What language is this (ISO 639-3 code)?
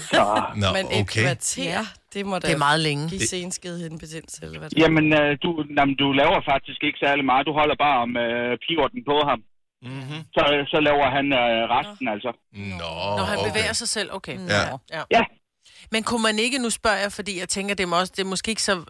dan